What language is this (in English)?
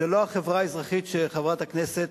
Hebrew